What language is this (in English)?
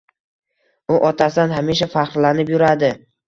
Uzbek